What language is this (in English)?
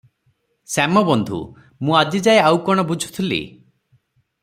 Odia